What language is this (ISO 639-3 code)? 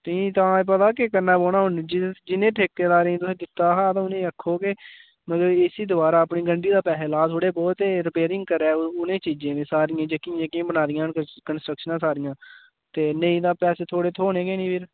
doi